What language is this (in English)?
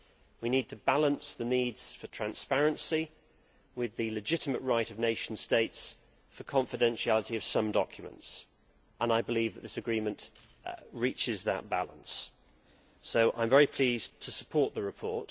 English